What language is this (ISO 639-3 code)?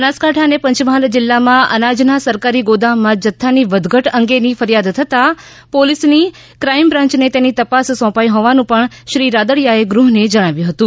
guj